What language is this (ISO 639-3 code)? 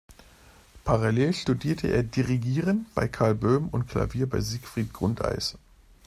deu